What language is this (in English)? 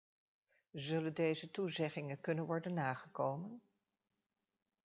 Dutch